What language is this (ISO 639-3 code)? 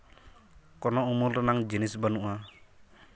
sat